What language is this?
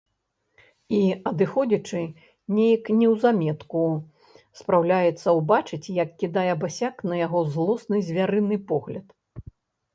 Belarusian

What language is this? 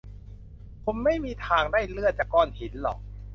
Thai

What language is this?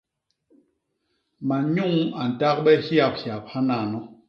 Basaa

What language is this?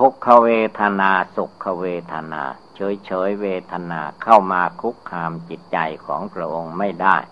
Thai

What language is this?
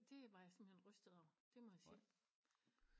Danish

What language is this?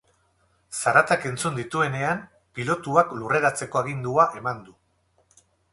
Basque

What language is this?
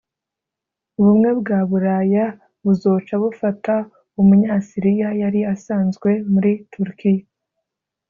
Kinyarwanda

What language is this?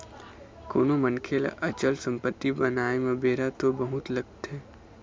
Chhattisgarhi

